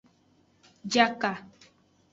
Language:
Aja (Benin)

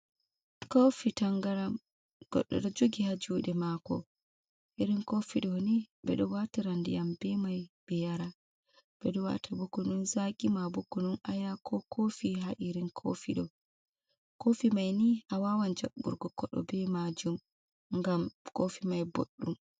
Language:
Fula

